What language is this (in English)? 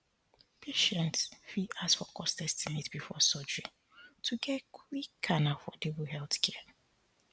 Nigerian Pidgin